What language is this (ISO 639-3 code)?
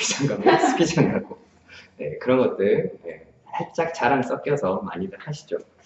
kor